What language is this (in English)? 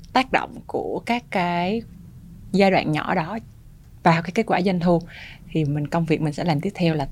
Vietnamese